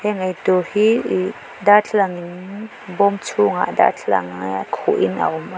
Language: Mizo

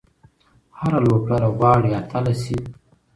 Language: Pashto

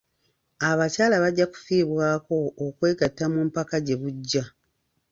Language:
Ganda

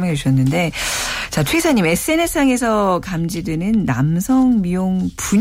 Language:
Korean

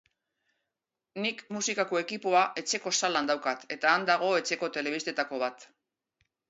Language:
Basque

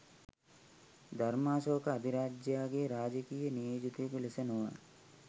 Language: Sinhala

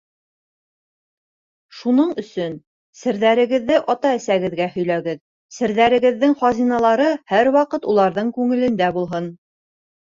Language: Bashkir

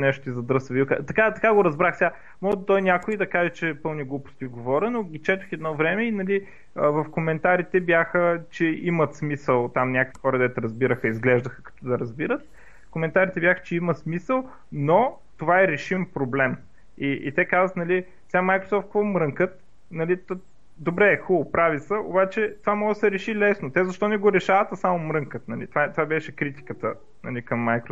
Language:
Bulgarian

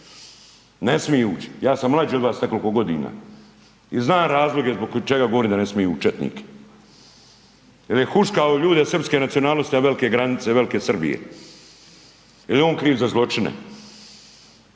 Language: Croatian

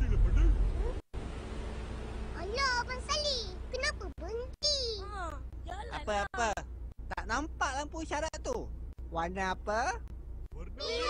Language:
Malay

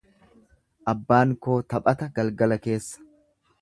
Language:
Oromo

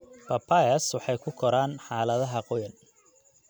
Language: Somali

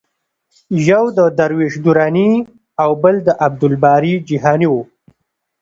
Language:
Pashto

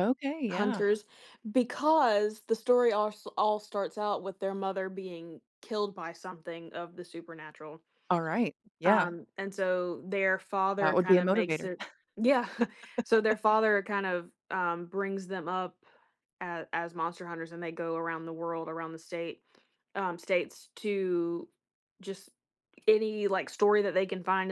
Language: English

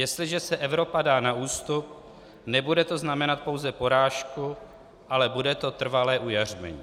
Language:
Czech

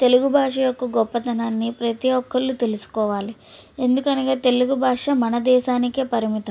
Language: Telugu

